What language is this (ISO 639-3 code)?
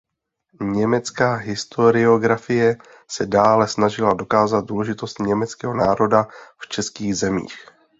ces